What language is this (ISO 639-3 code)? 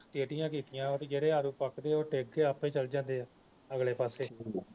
pan